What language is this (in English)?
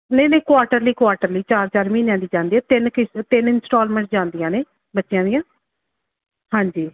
Punjabi